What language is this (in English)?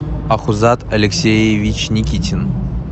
Russian